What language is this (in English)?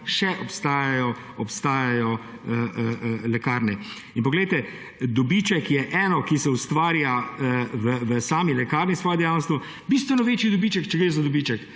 Slovenian